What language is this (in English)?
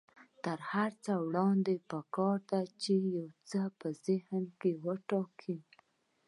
Pashto